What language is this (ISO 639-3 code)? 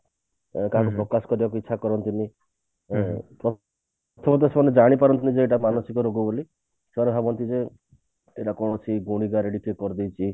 ori